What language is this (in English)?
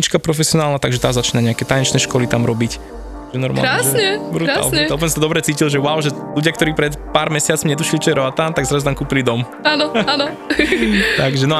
Slovak